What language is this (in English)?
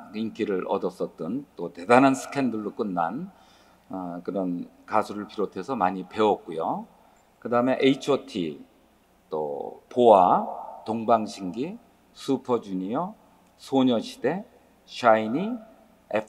Korean